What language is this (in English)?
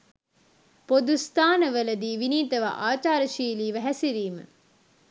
Sinhala